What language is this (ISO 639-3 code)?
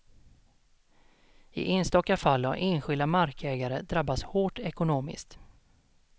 swe